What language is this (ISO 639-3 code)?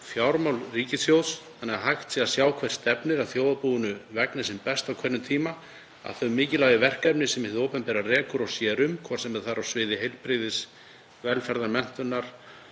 isl